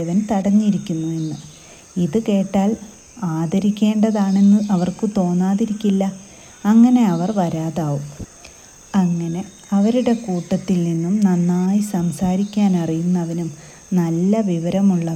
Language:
Malayalam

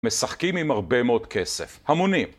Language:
Hebrew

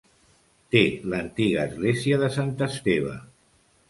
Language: Catalan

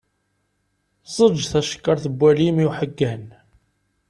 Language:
Kabyle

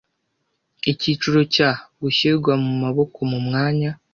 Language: Kinyarwanda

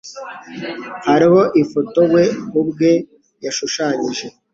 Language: Kinyarwanda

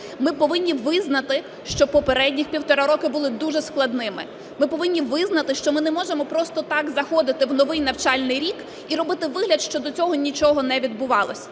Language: Ukrainian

